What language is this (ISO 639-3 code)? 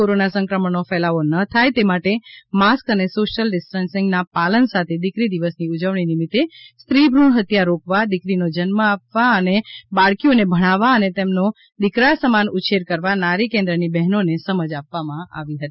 guj